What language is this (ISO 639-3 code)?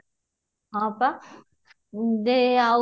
ori